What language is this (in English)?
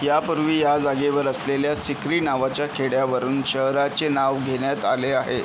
Marathi